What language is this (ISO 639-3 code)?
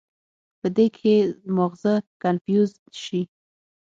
pus